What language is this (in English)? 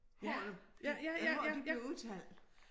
Danish